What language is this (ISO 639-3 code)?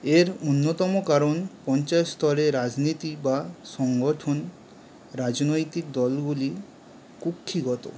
ben